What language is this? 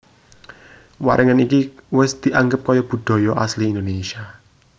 Javanese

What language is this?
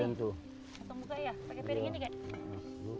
Indonesian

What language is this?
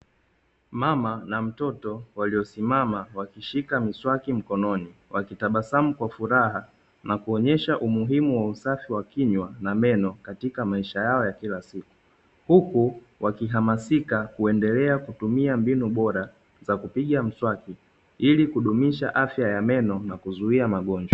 Swahili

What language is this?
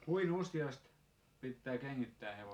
Finnish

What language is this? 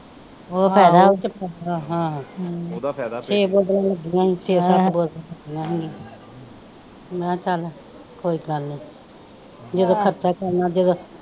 Punjabi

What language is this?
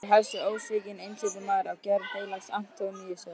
Icelandic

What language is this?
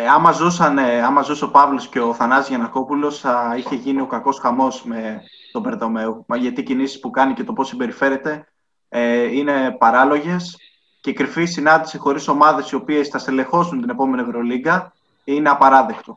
Greek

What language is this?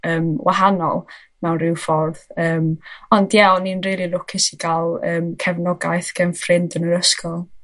Welsh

